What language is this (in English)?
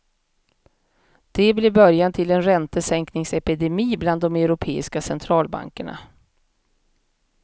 Swedish